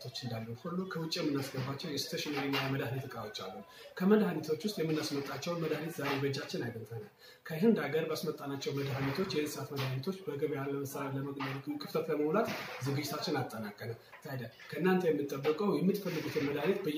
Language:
Polish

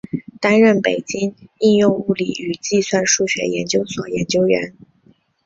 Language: Chinese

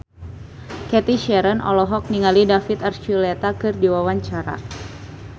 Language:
Sundanese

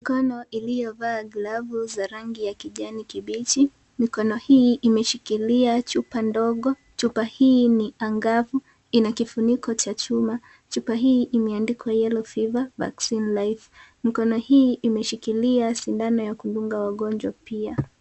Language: Swahili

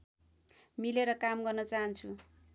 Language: Nepali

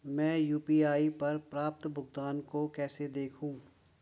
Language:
Hindi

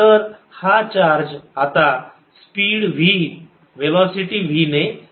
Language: Marathi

